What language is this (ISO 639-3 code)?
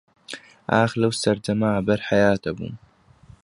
ckb